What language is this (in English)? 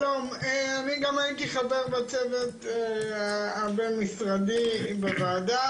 Hebrew